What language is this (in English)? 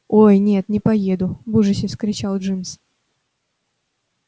Russian